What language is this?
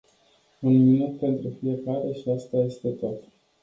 Romanian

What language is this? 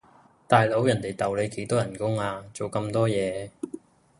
Cantonese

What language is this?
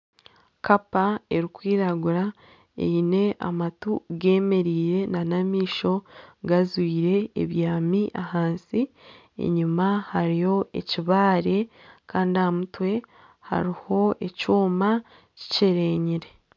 Nyankole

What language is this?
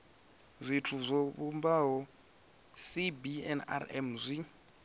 Venda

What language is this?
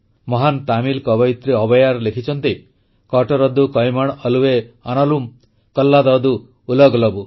Odia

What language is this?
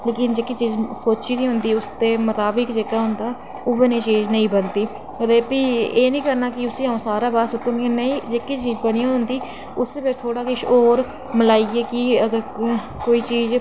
Dogri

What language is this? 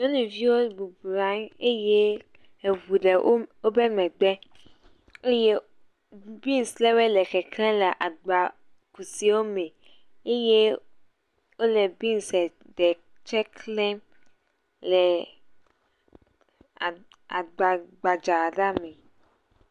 Ewe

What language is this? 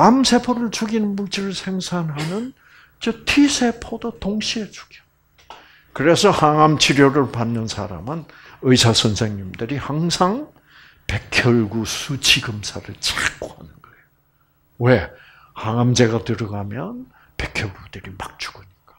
Korean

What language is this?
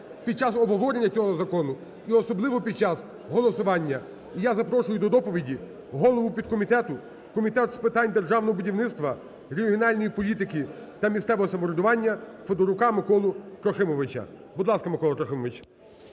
Ukrainian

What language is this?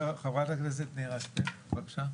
Hebrew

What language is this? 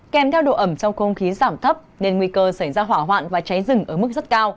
Vietnamese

